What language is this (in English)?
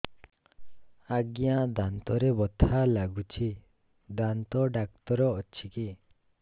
Odia